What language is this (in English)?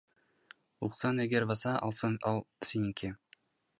Kyrgyz